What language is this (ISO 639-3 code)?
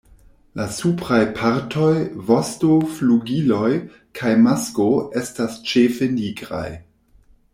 epo